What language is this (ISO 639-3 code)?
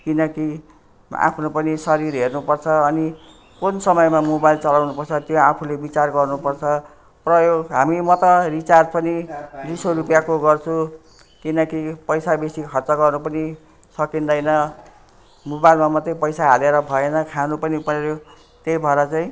nep